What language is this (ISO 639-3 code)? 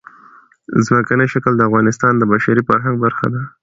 pus